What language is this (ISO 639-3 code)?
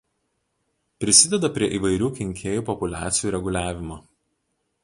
lit